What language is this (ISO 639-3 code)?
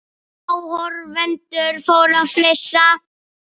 isl